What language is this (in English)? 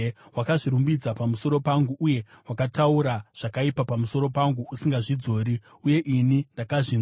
Shona